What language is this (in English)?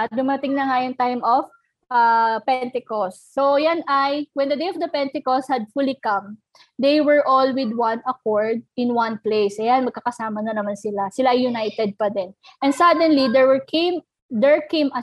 Filipino